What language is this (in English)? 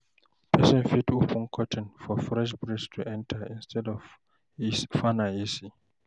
Nigerian Pidgin